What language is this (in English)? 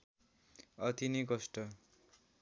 Nepali